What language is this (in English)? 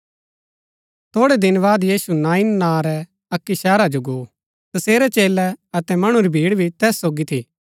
Gaddi